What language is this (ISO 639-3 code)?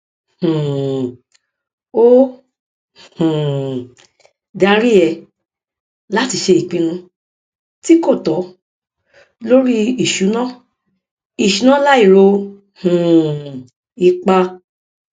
yor